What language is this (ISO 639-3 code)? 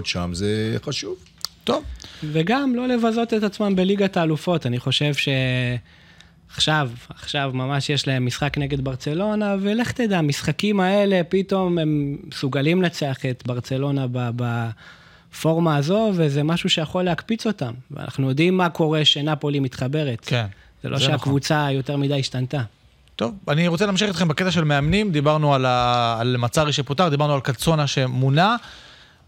heb